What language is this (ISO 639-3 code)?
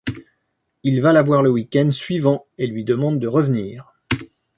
fra